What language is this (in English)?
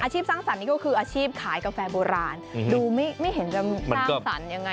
Thai